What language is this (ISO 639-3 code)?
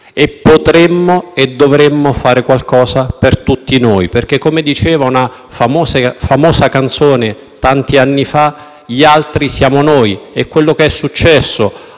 ita